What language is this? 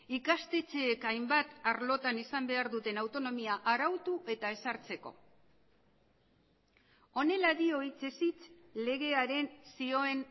Basque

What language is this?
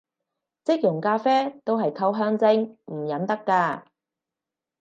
Cantonese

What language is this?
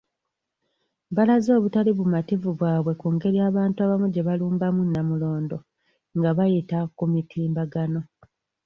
Ganda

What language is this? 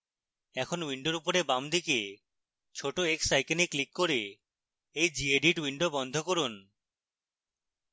Bangla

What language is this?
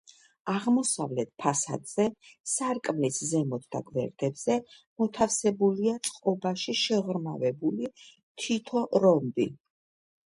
Georgian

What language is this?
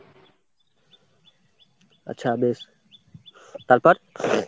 Bangla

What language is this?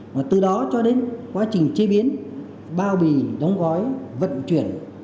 Vietnamese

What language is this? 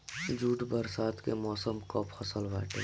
Bhojpuri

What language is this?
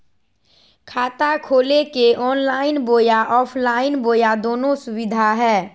Magahi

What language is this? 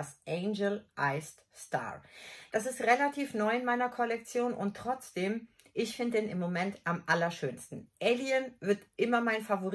German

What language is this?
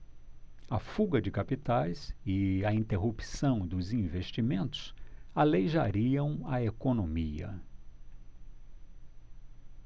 Portuguese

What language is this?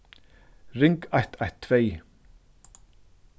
Faroese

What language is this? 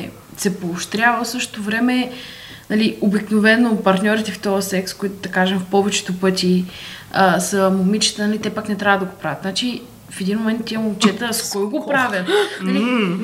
Bulgarian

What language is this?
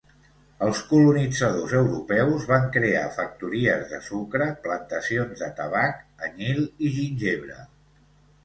Catalan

